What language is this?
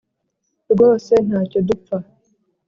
Kinyarwanda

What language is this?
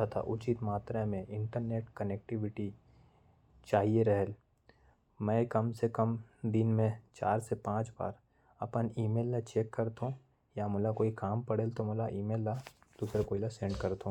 Korwa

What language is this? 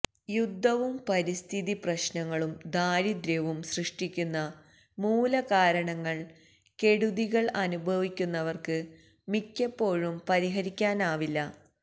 Malayalam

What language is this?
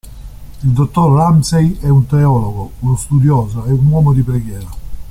Italian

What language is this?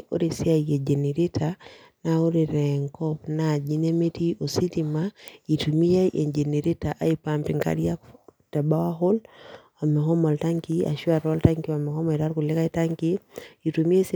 Masai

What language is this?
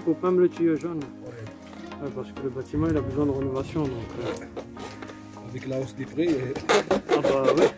French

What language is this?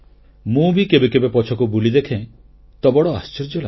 Odia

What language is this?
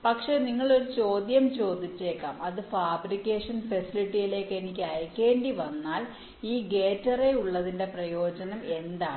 Malayalam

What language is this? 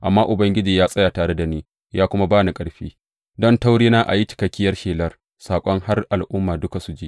Hausa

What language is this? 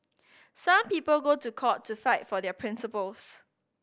English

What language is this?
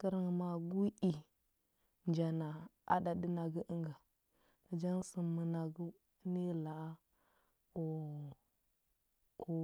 Huba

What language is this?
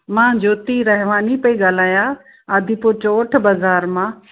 Sindhi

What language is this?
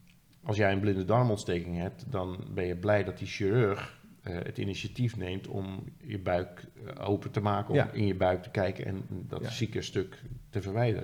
Dutch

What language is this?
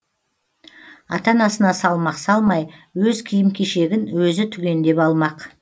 Kazakh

